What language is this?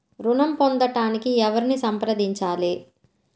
Telugu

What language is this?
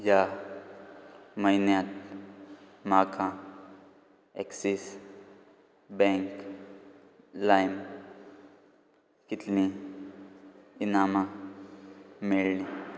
Konkani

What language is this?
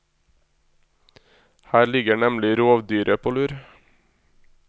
Norwegian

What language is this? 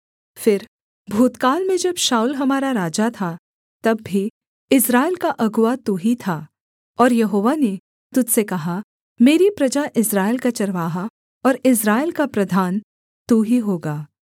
Hindi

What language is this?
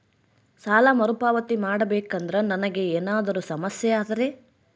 Kannada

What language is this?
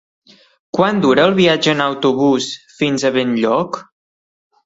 Catalan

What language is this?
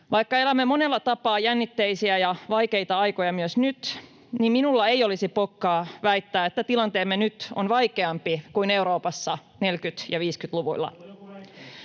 Finnish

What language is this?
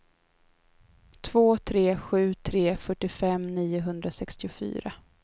Swedish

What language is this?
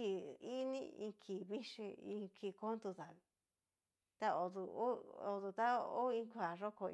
Cacaloxtepec Mixtec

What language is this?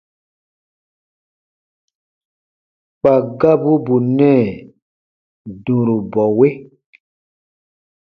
Baatonum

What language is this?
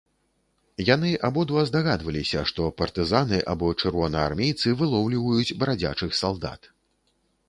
Belarusian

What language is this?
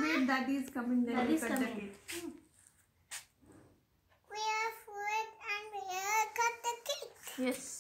English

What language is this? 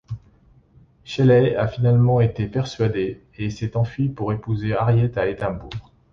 French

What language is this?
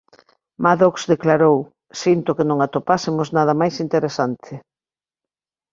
Galician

